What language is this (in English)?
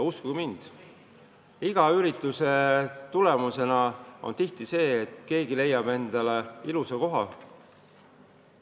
Estonian